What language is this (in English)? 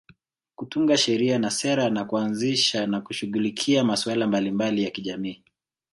Swahili